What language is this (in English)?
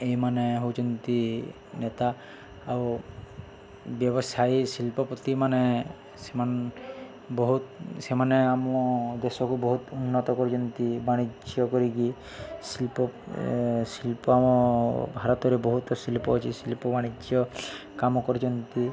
Odia